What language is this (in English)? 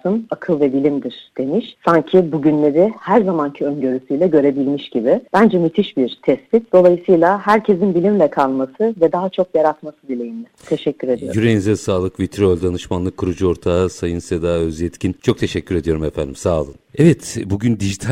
Turkish